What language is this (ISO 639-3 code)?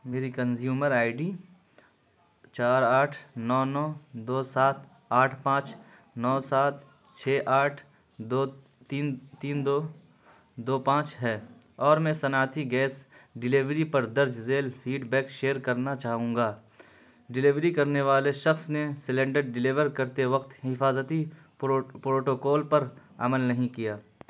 urd